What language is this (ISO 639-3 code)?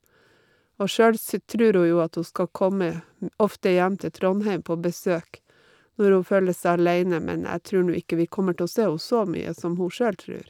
nor